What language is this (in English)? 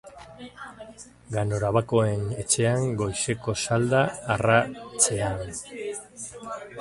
Basque